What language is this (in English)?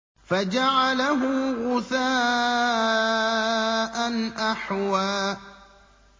Arabic